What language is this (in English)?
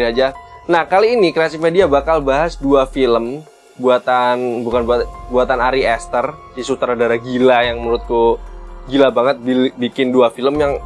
Indonesian